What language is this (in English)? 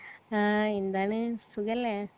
Malayalam